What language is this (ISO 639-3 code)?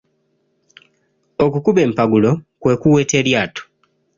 lug